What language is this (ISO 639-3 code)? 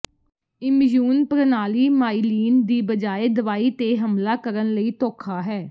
pan